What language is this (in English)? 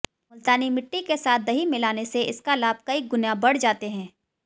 Hindi